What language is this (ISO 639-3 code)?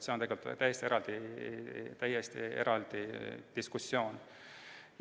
est